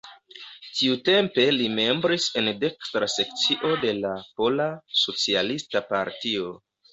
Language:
Esperanto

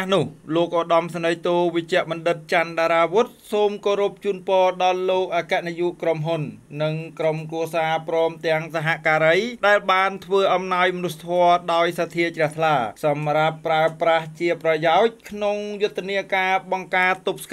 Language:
Thai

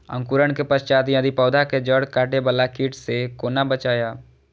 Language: Maithili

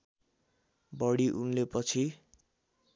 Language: Nepali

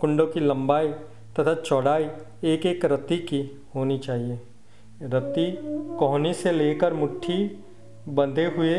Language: Hindi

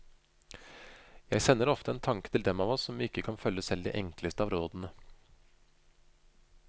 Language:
Norwegian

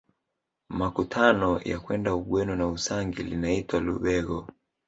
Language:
Swahili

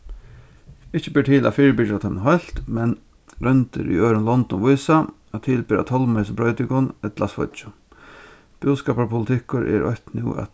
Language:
Faroese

